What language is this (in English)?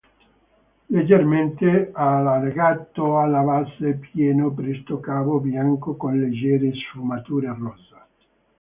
Italian